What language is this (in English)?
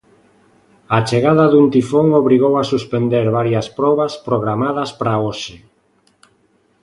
Galician